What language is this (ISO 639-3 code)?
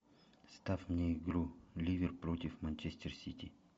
rus